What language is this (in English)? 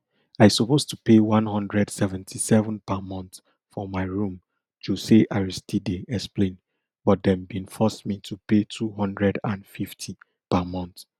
Nigerian Pidgin